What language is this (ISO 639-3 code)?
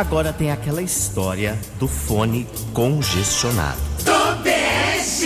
por